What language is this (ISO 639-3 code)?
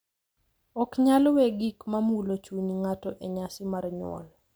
luo